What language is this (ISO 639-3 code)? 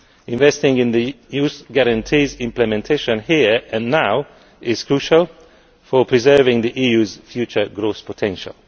eng